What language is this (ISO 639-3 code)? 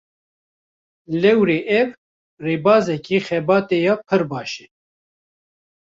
kur